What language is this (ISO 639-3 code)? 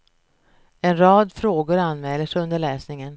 swe